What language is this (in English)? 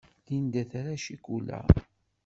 Kabyle